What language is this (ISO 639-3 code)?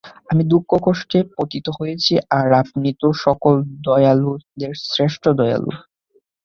ben